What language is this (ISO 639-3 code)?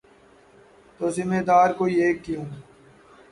urd